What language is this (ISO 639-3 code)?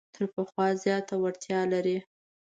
pus